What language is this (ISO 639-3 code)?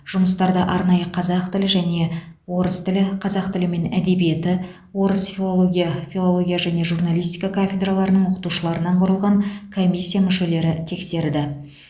kaz